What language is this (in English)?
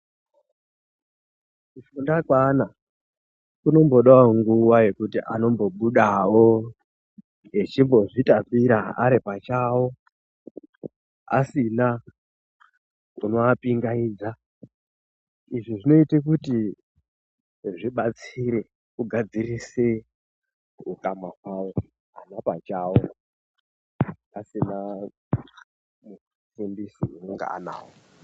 Ndau